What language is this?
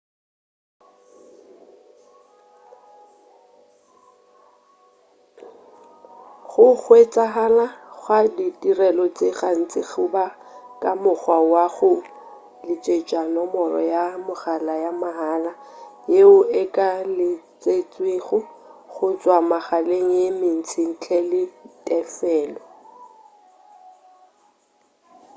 Northern Sotho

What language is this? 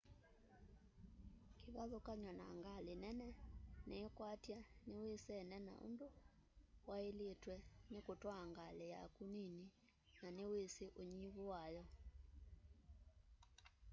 Kamba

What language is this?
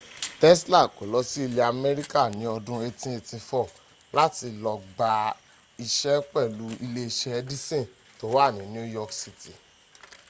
Yoruba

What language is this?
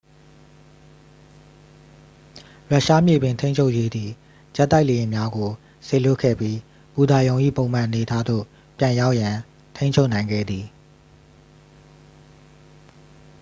Burmese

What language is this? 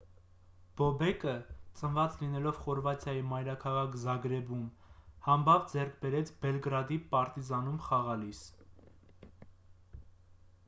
Armenian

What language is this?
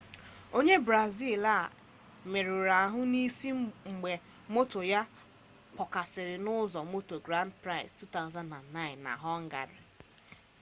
Igbo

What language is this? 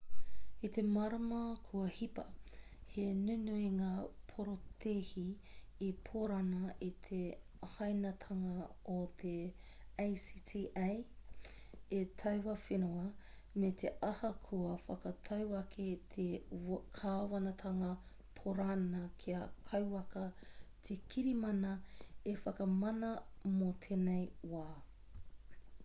Māori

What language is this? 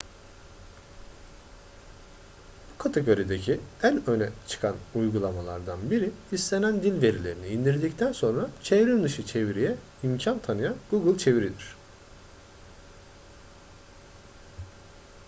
Turkish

